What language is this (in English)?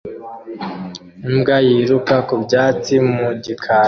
Kinyarwanda